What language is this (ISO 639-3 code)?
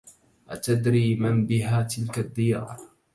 ara